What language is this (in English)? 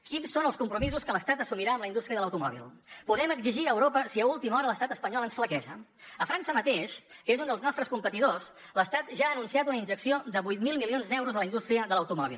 Catalan